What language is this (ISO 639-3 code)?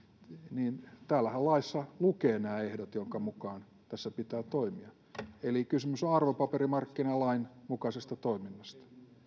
fin